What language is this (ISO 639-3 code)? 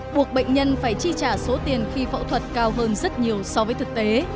vie